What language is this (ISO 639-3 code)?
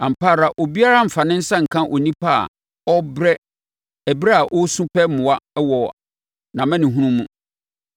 aka